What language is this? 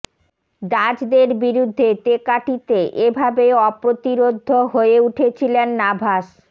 Bangla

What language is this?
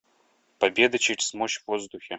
Russian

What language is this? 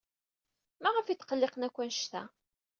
Kabyle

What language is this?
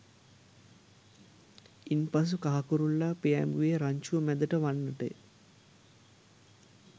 Sinhala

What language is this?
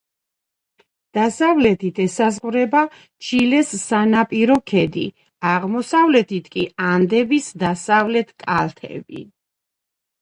Georgian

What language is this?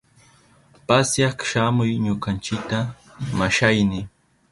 Southern Pastaza Quechua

